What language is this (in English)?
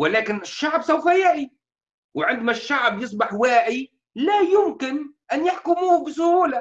Arabic